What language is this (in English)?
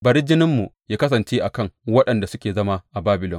Hausa